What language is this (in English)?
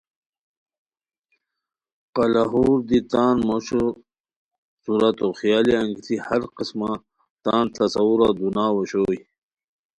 Khowar